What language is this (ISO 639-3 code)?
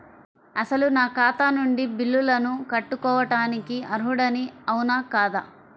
tel